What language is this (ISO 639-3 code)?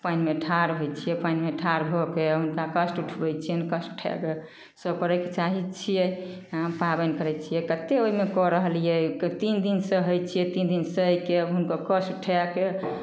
mai